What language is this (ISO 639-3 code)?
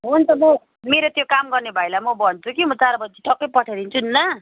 nep